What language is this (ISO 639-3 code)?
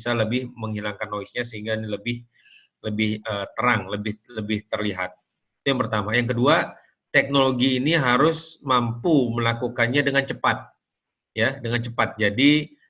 ind